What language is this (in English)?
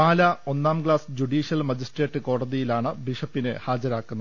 Malayalam